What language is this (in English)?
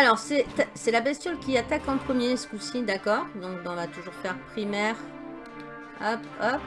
French